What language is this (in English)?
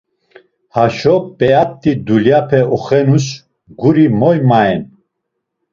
Laz